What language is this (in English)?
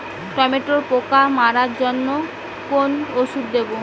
Bangla